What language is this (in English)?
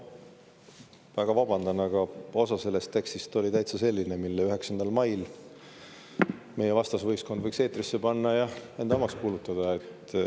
Estonian